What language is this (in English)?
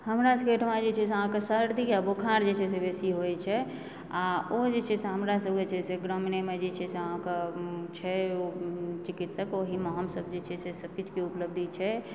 Maithili